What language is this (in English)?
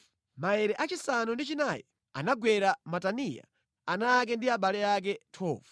Nyanja